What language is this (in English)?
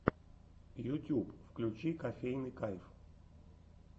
Russian